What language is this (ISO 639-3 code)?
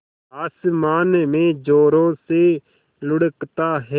hin